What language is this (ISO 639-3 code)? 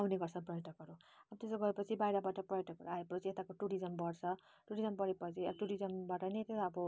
nep